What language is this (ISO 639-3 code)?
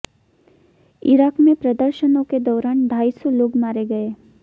hin